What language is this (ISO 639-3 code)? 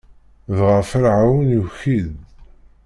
kab